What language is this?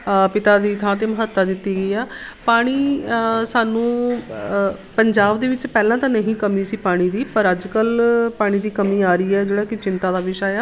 Punjabi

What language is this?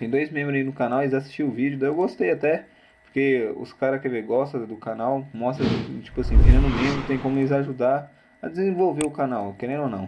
Portuguese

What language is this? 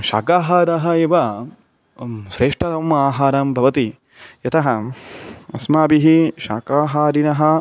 Sanskrit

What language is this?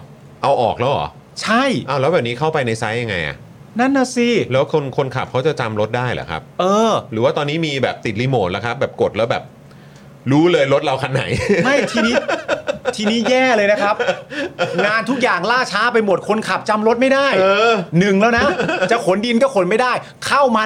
Thai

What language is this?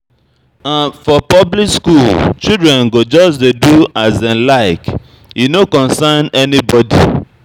Nigerian Pidgin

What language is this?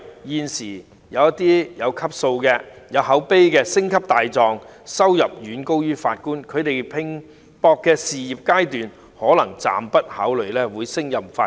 Cantonese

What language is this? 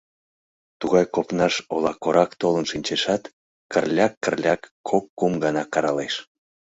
Mari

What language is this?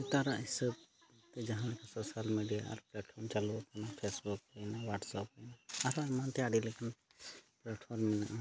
Santali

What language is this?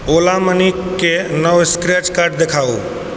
Maithili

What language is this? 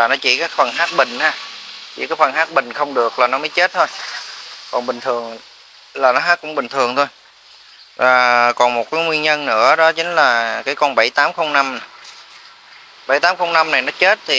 Vietnamese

